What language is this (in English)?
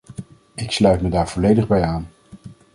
Dutch